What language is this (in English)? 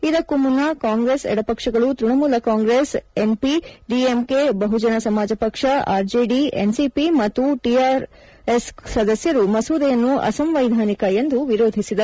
Kannada